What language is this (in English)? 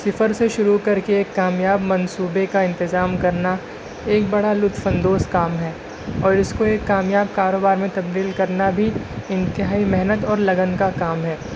Urdu